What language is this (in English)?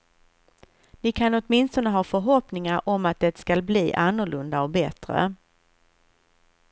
Swedish